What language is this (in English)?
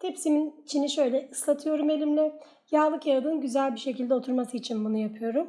Turkish